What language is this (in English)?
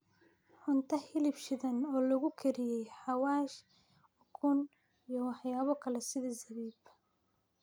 Somali